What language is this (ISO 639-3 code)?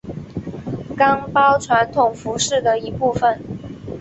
zho